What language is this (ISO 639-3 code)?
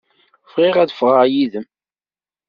kab